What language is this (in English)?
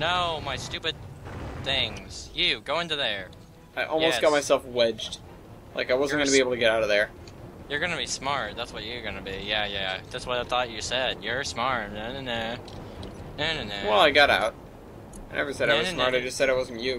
English